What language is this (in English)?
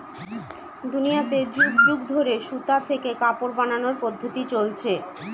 Bangla